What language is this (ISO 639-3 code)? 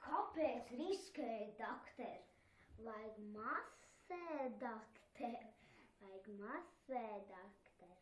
nld